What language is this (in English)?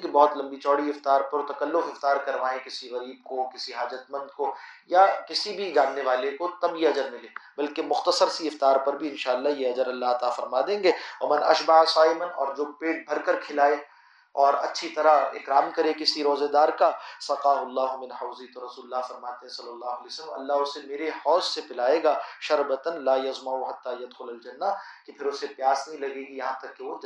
Arabic